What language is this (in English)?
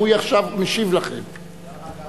Hebrew